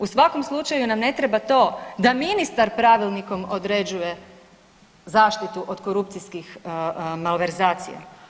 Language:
Croatian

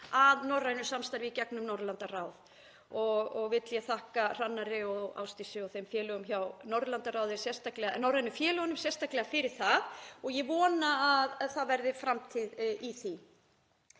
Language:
Icelandic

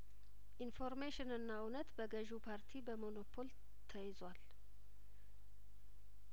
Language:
Amharic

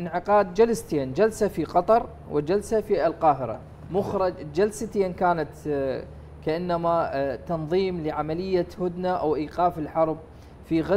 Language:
Arabic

